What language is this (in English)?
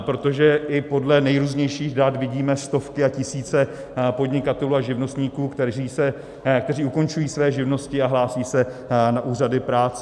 Czech